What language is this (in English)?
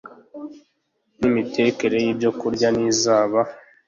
Kinyarwanda